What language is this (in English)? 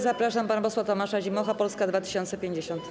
Polish